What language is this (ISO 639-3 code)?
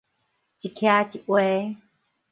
nan